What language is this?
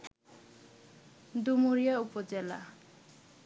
Bangla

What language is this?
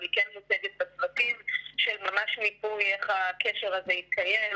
Hebrew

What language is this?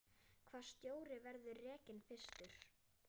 Icelandic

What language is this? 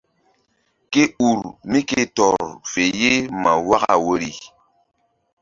Mbum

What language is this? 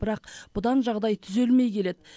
Kazakh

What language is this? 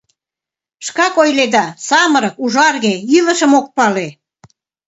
Mari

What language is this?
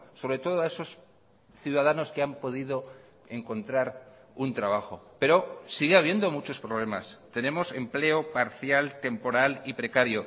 Spanish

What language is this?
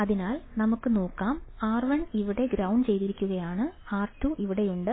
Malayalam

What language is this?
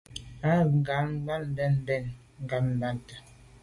Medumba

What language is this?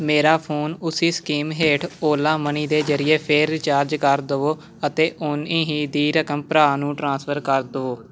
Punjabi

